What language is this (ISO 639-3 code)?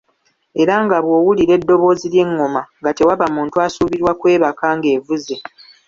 lug